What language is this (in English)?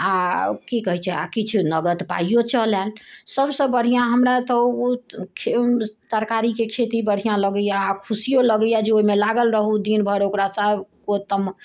Maithili